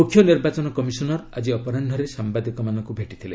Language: Odia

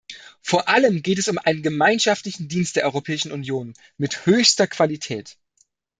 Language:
German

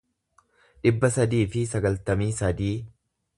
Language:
Oromo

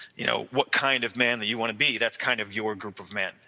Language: English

